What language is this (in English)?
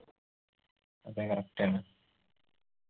Malayalam